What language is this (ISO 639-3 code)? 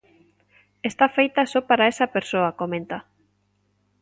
glg